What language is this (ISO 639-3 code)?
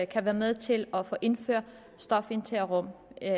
dan